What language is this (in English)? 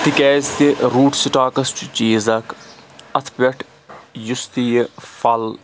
Kashmiri